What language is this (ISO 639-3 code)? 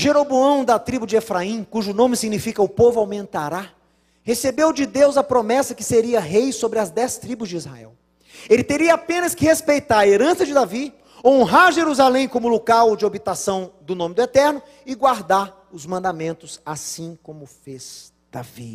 por